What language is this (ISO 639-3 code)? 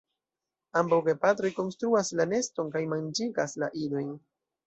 epo